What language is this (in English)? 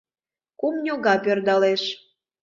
Mari